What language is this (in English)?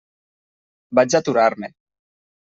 Catalan